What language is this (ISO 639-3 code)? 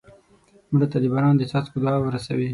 pus